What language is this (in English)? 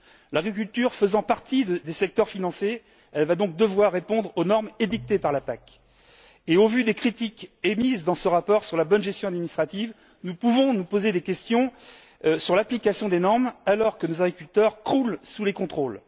French